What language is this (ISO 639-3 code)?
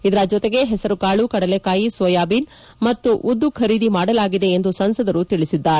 kan